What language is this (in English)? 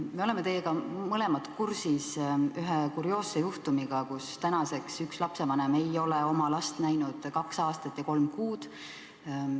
Estonian